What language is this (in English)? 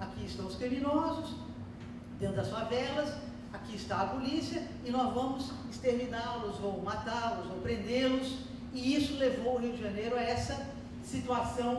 Portuguese